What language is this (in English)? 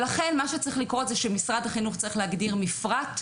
Hebrew